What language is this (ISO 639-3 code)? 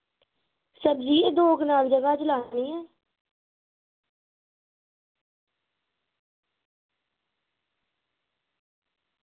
doi